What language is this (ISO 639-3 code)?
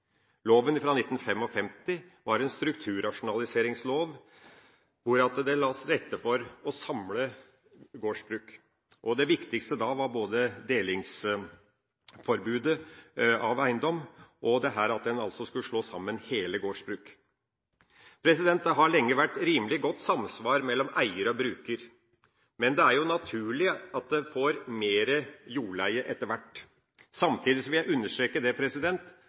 nob